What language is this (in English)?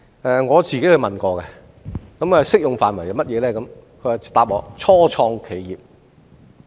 Cantonese